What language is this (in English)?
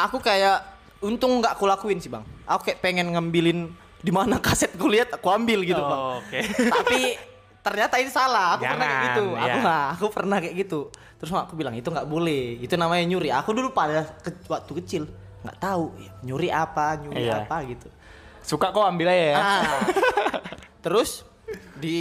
Indonesian